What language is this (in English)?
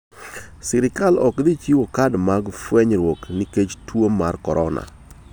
Luo (Kenya and Tanzania)